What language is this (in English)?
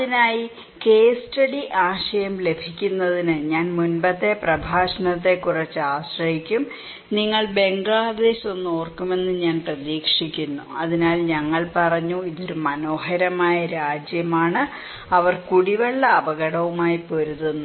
Malayalam